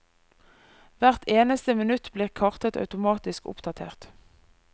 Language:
Norwegian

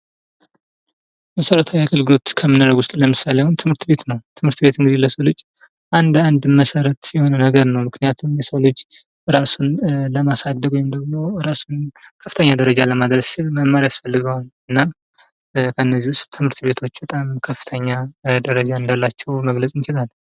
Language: Amharic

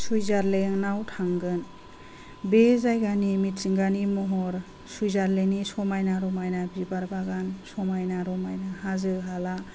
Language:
Bodo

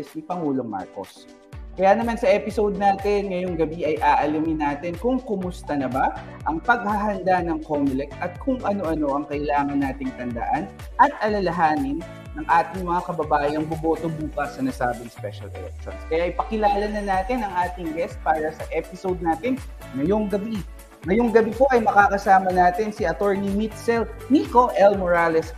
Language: Filipino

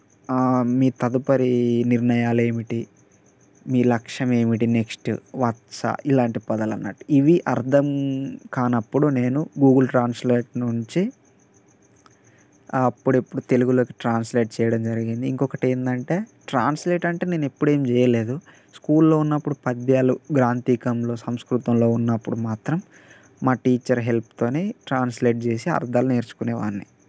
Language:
Telugu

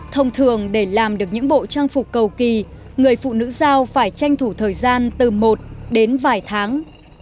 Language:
Vietnamese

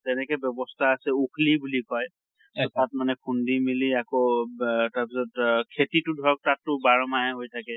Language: Assamese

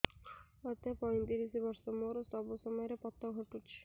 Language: Odia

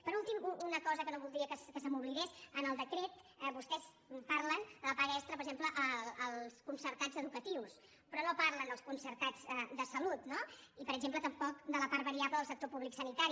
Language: Catalan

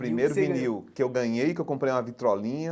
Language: Portuguese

